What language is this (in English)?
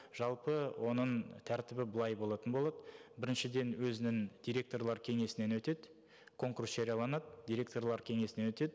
Kazakh